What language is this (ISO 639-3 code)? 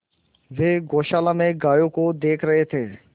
hin